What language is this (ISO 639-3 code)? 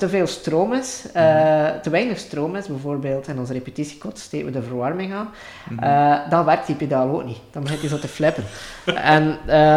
nld